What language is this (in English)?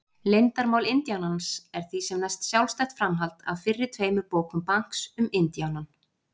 Icelandic